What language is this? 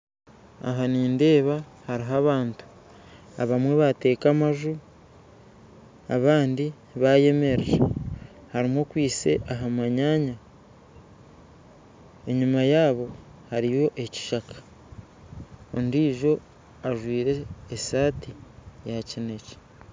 Nyankole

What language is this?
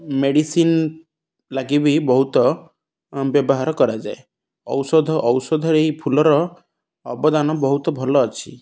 Odia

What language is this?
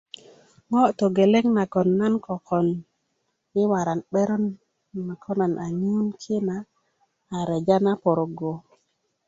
Kuku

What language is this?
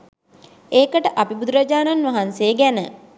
Sinhala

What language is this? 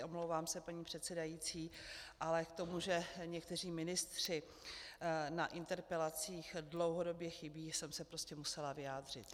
Czech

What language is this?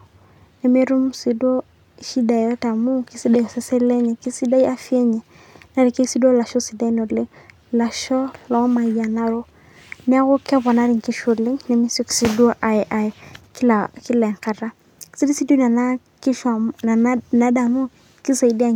Masai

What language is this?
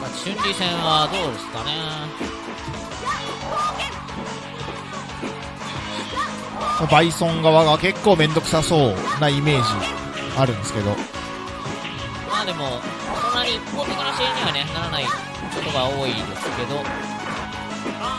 Japanese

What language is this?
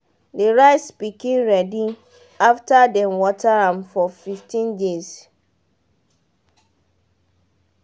Nigerian Pidgin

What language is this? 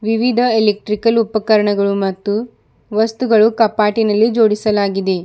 Kannada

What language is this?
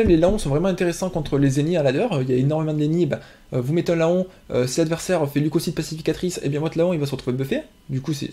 French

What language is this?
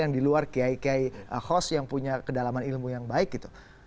Indonesian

